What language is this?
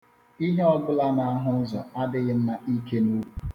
Igbo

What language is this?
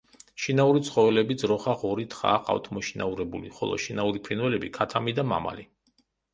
Georgian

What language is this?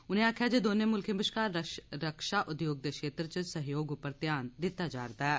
Dogri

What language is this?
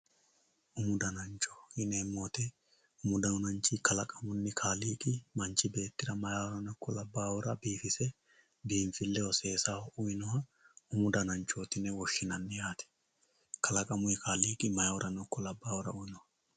Sidamo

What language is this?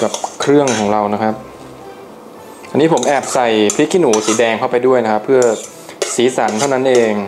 Thai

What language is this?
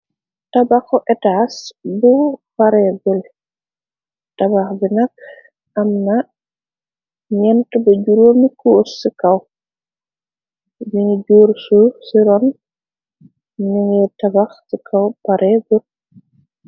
Wolof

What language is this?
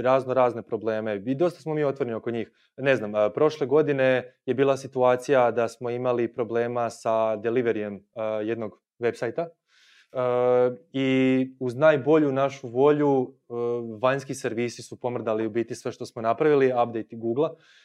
Croatian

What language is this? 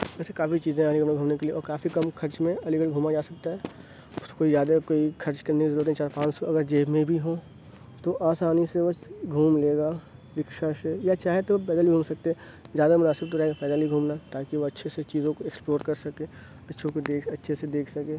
Urdu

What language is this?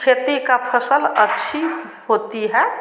Hindi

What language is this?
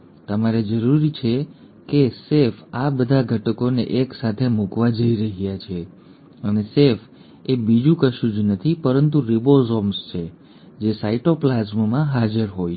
Gujarati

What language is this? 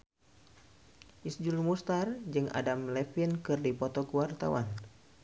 Sundanese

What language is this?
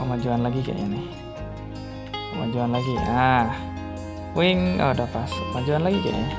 Indonesian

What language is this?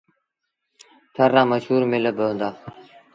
Sindhi Bhil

